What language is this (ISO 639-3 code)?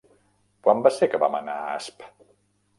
cat